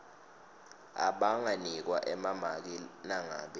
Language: Swati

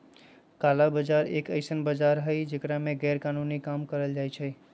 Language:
Magahi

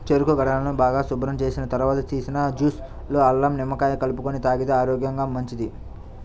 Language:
Telugu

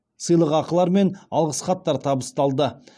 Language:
Kazakh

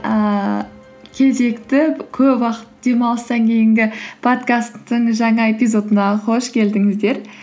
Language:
Kazakh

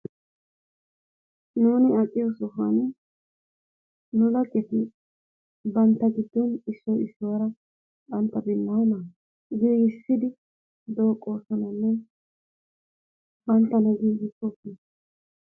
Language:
Wolaytta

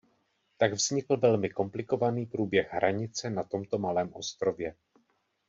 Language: Czech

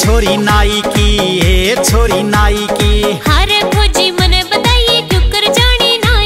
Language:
Hindi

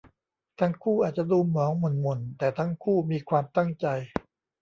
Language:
Thai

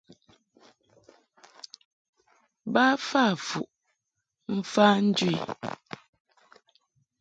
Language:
Mungaka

